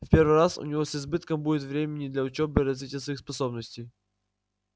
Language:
Russian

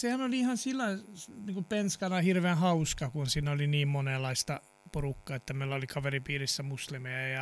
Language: Finnish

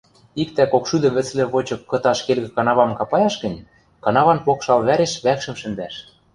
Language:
Western Mari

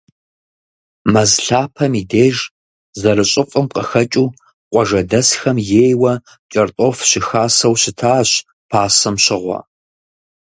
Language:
Kabardian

